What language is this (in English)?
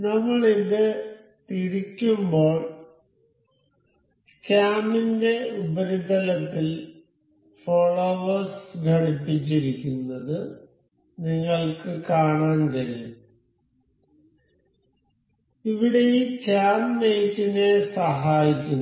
Malayalam